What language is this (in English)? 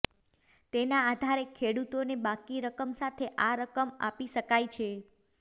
Gujarati